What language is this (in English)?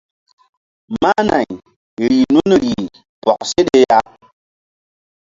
Mbum